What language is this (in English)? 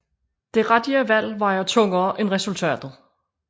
Danish